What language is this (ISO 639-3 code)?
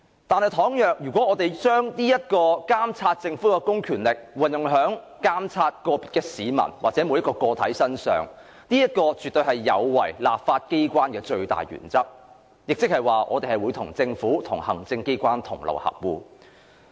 yue